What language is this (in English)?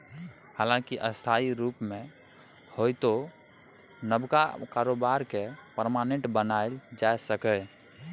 Maithili